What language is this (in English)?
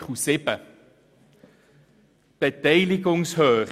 Swiss German